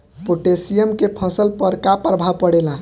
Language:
Bhojpuri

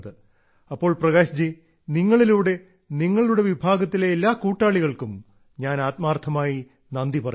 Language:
Malayalam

